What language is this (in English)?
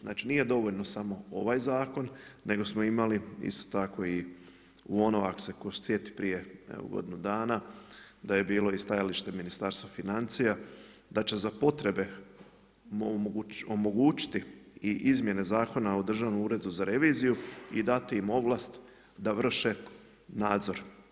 Croatian